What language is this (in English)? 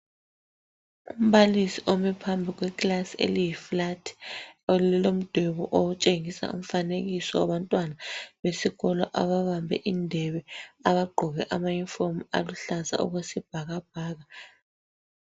North Ndebele